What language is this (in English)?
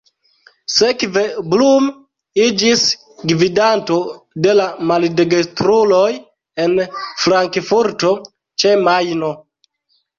Esperanto